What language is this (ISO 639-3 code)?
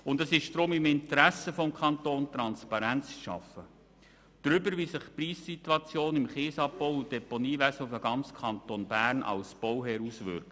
gsw